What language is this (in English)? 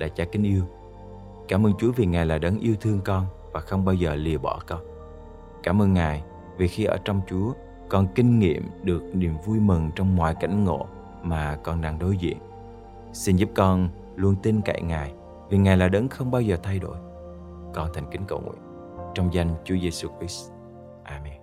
Vietnamese